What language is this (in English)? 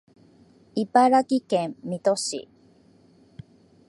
Japanese